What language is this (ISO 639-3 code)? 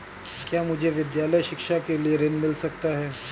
hin